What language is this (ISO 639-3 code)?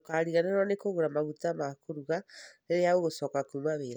kik